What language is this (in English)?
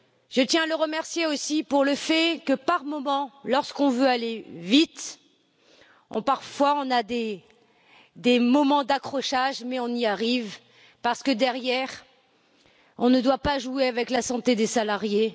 French